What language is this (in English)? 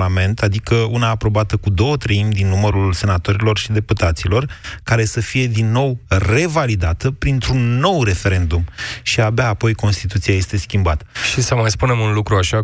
Romanian